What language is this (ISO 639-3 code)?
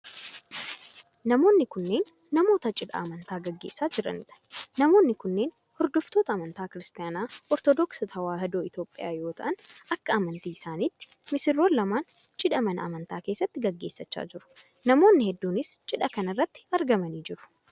orm